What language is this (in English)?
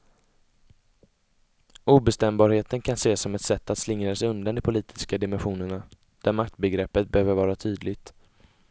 Swedish